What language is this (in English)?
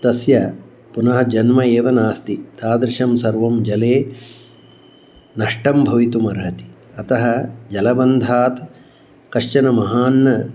Sanskrit